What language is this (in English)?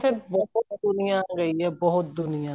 Punjabi